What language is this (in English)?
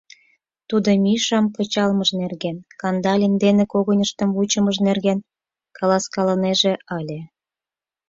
Mari